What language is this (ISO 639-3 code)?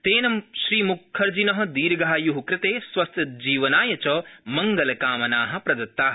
san